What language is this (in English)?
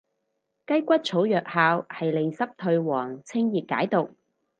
Cantonese